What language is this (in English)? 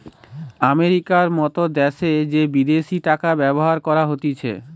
Bangla